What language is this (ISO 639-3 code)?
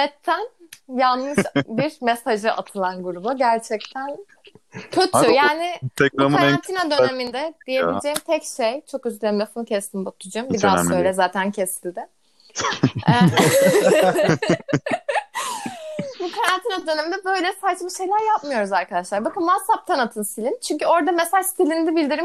tur